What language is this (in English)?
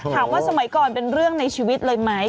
Thai